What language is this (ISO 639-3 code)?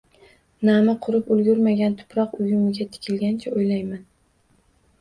uzb